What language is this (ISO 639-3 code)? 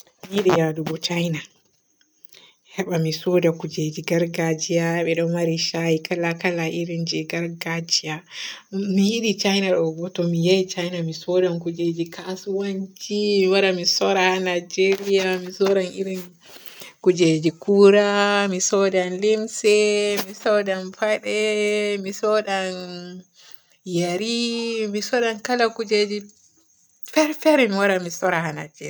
fue